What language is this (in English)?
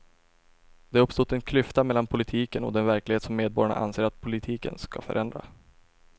Swedish